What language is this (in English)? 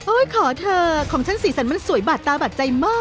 Thai